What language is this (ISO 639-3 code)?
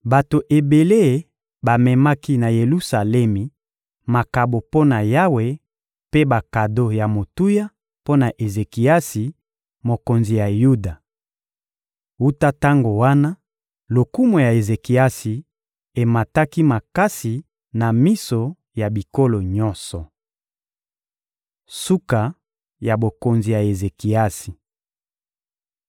lin